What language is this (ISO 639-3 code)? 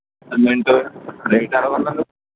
tel